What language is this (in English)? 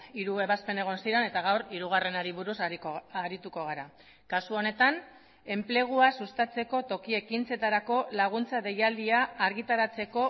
Basque